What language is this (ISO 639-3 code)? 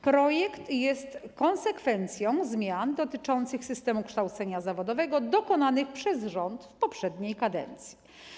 pol